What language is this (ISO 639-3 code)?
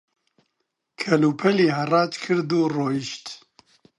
ckb